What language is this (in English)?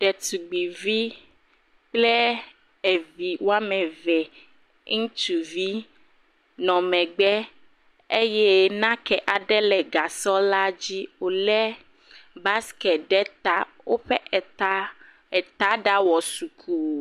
Ewe